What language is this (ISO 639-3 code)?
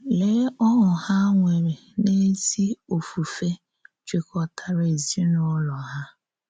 ibo